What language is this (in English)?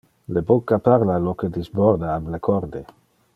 Interlingua